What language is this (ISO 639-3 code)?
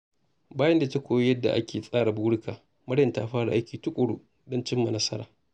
hau